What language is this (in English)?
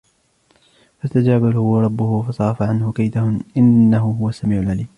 Arabic